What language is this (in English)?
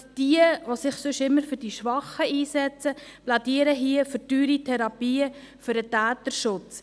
Swiss German